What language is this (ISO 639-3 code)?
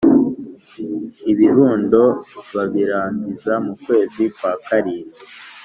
kin